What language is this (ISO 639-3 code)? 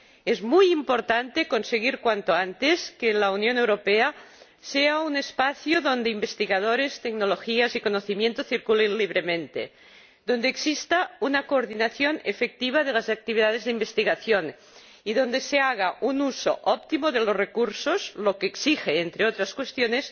spa